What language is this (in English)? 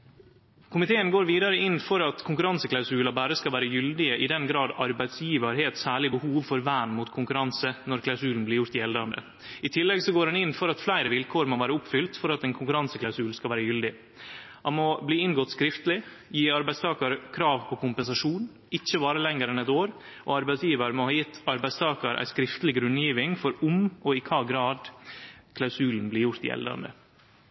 Norwegian Nynorsk